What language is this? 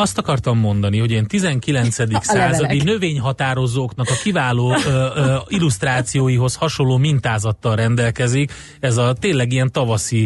Hungarian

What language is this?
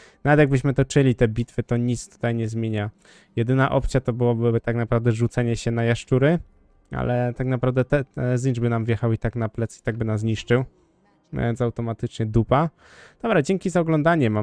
Polish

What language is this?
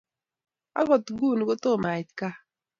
Kalenjin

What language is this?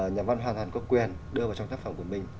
Vietnamese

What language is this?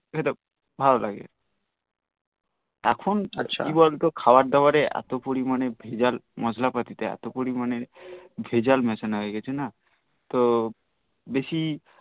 Bangla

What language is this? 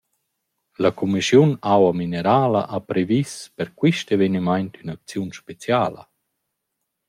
Romansh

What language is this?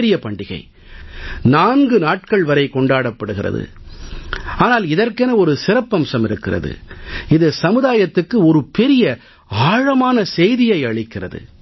Tamil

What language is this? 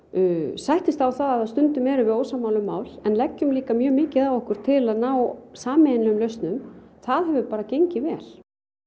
Icelandic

